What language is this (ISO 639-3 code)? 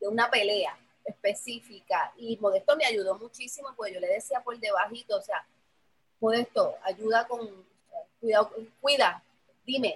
spa